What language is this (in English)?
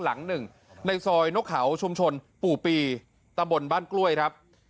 Thai